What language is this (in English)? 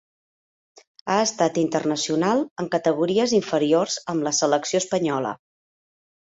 Catalan